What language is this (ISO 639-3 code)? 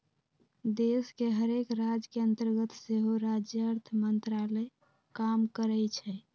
mag